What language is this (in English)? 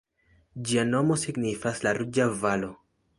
Esperanto